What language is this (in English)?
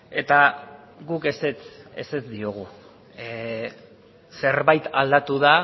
Basque